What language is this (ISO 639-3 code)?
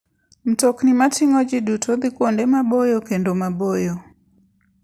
luo